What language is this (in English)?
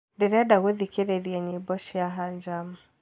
Kikuyu